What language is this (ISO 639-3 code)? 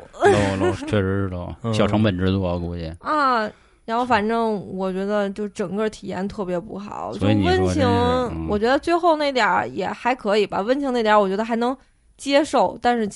zho